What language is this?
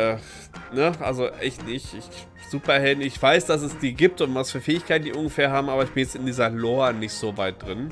German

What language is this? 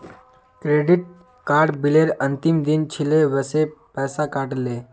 Magahi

